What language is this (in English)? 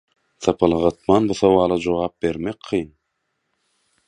Turkmen